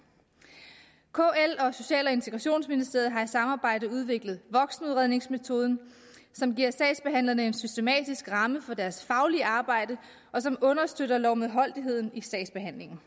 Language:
Danish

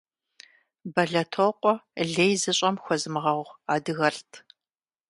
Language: Kabardian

